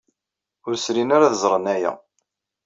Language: Kabyle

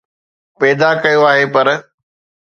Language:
Sindhi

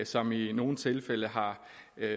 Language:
Danish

